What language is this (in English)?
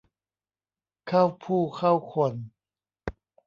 Thai